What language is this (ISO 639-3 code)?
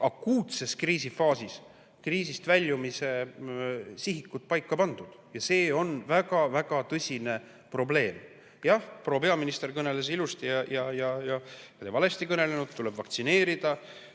est